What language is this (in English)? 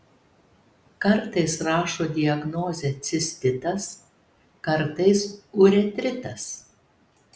Lithuanian